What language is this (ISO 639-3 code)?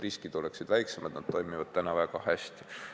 est